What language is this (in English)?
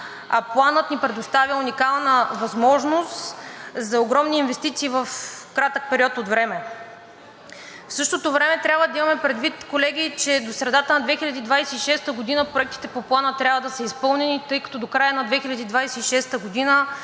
Bulgarian